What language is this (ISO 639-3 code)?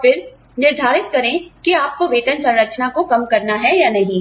hin